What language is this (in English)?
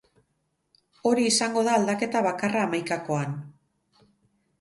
Basque